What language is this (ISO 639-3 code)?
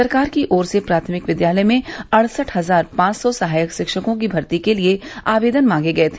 hin